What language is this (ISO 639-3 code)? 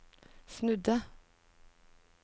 nor